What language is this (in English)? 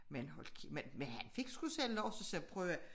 Danish